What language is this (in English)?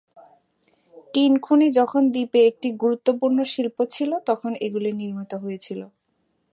Bangla